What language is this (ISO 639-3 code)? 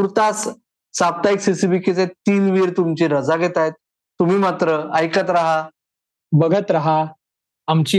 mar